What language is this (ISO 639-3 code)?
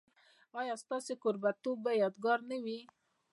pus